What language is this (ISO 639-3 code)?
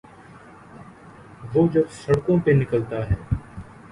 urd